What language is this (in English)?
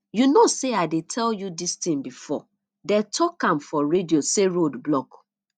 Nigerian Pidgin